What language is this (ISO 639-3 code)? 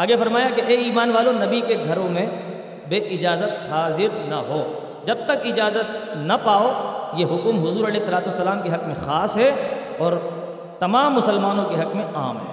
urd